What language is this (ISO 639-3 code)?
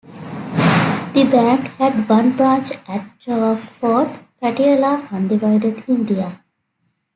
eng